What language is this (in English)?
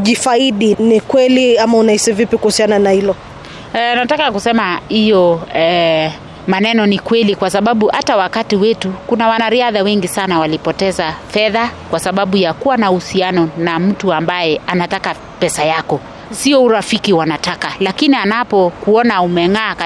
Swahili